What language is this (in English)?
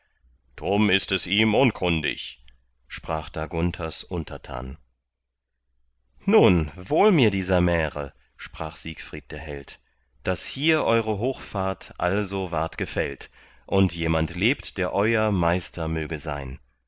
German